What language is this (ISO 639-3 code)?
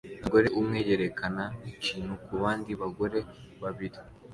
kin